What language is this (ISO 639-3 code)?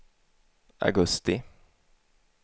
swe